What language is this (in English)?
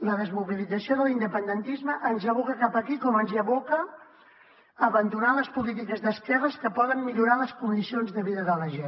Catalan